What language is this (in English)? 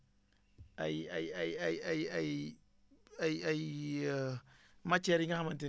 Wolof